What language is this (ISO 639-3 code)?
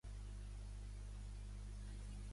cat